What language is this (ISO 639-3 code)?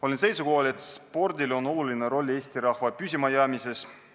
est